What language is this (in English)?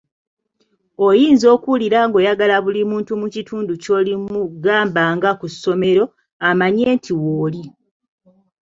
Ganda